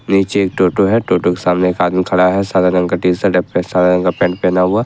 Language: Hindi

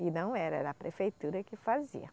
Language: Portuguese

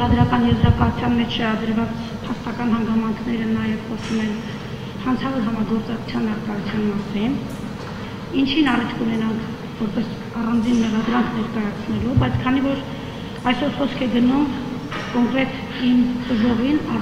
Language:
Romanian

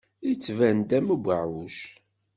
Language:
Kabyle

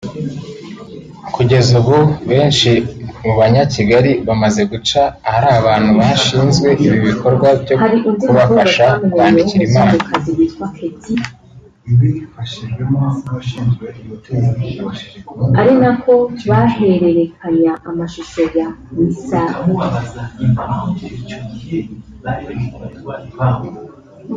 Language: Kinyarwanda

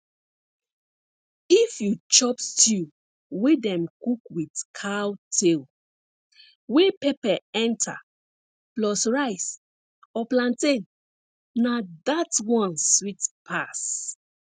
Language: Nigerian Pidgin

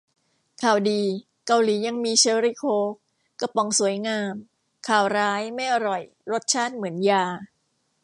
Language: Thai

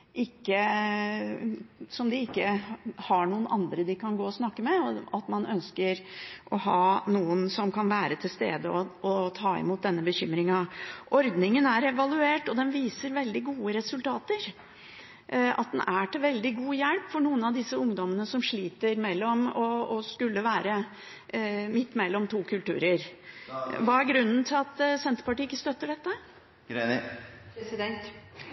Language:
Norwegian Bokmål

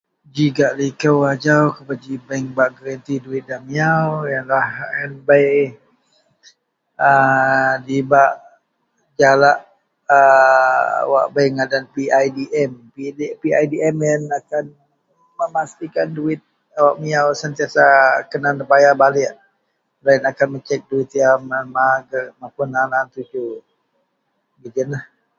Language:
Central Melanau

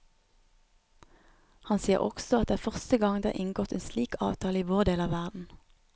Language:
Norwegian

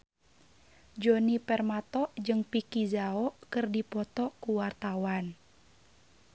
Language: Sundanese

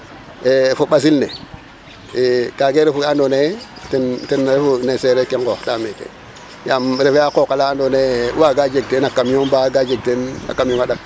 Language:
Serer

